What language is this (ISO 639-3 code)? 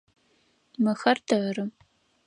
ady